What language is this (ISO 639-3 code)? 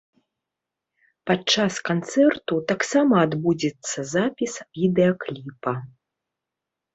bel